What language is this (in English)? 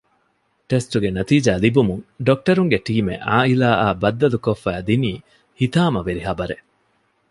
Divehi